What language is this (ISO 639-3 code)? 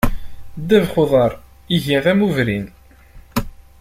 kab